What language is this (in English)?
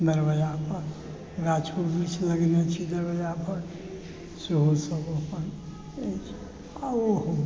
Maithili